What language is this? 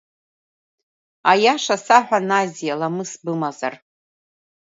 Abkhazian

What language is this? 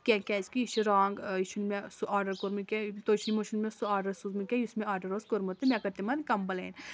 Kashmiri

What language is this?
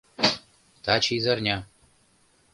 Mari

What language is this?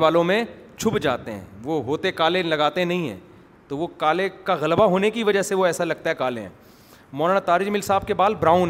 Urdu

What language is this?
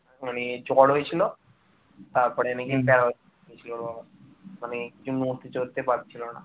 Bangla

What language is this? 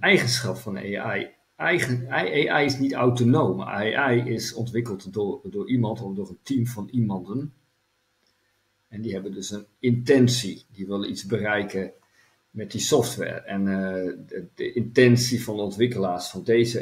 Dutch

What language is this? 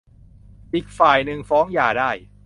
Thai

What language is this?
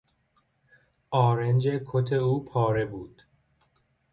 Persian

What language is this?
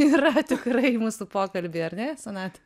Lithuanian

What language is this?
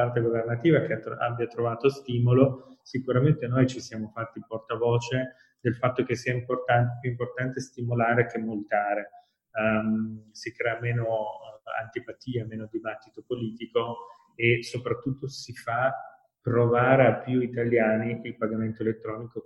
Italian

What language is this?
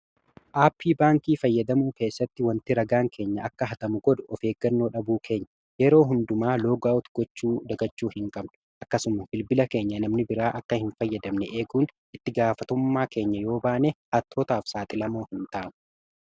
Oromo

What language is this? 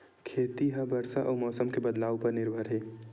Chhattisgarhi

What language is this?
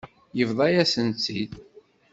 Kabyle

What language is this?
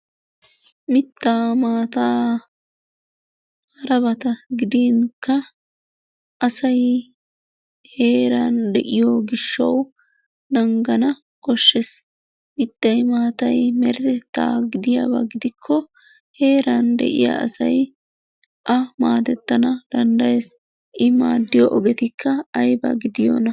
Wolaytta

